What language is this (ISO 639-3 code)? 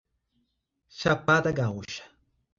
por